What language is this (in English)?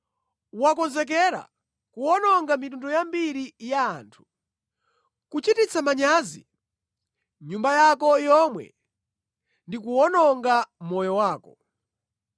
Nyanja